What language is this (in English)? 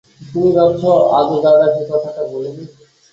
Bangla